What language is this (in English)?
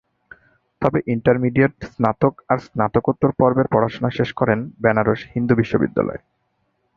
Bangla